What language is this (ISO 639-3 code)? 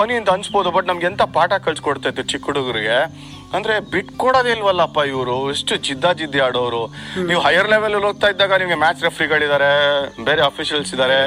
kan